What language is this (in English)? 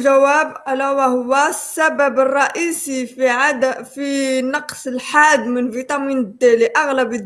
Arabic